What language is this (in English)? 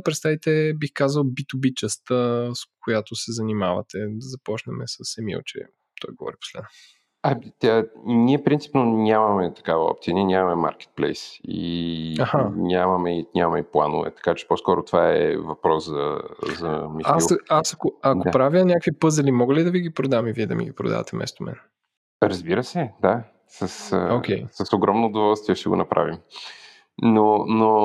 Bulgarian